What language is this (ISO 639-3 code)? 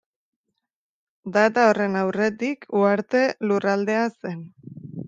eus